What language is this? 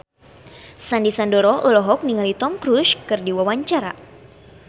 Sundanese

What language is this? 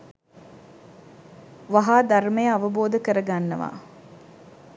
Sinhala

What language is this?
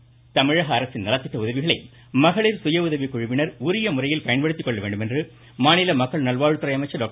Tamil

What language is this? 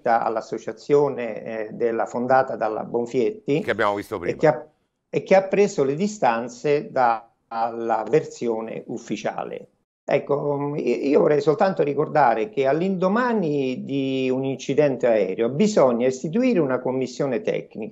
Italian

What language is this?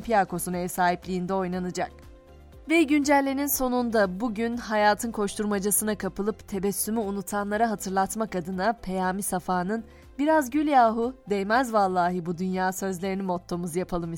Turkish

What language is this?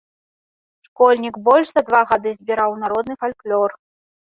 Belarusian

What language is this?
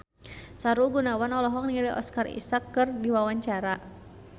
Sundanese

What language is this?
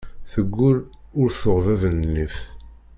Kabyle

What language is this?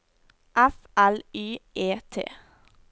Norwegian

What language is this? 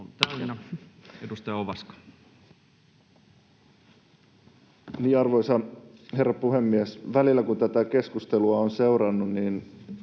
Finnish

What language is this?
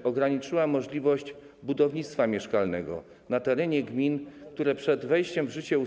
Polish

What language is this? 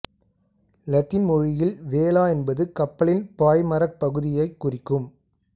Tamil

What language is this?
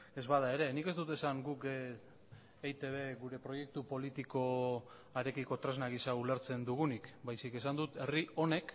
Basque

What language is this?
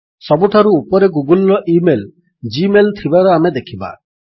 Odia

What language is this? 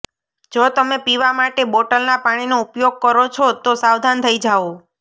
Gujarati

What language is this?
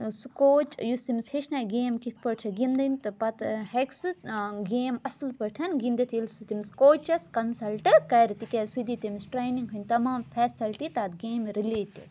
Kashmiri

